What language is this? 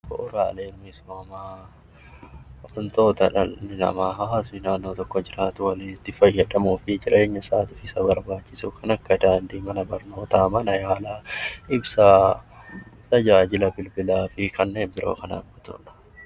Oromo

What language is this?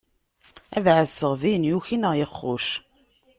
Kabyle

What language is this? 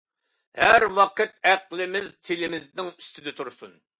Uyghur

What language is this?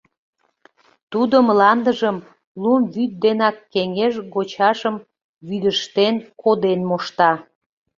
Mari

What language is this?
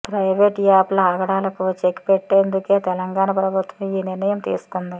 Telugu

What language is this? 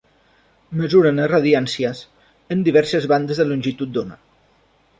Catalan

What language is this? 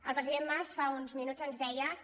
Catalan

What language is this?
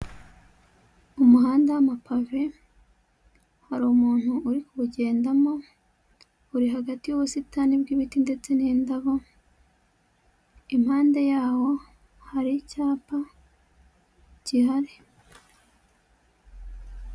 Kinyarwanda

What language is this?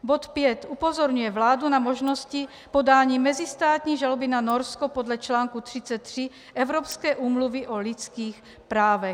Czech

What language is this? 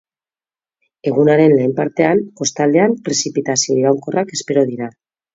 Basque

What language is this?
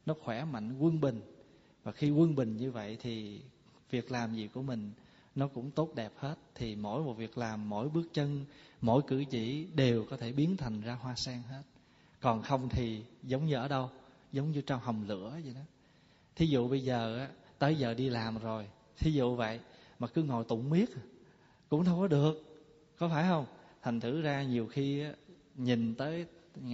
Vietnamese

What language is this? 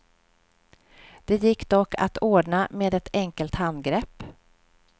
Swedish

